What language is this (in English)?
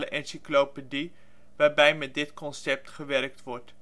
Dutch